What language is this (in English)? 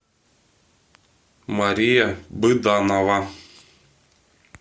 Russian